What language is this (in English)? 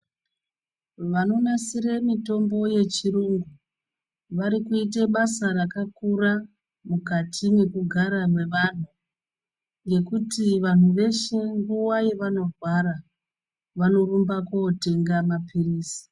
Ndau